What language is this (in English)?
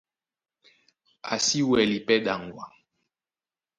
Duala